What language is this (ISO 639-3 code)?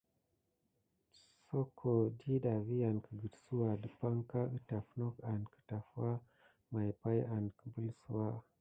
gid